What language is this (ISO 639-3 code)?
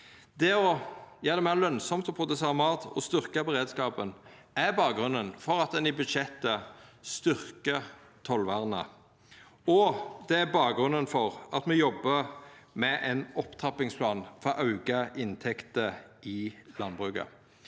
nor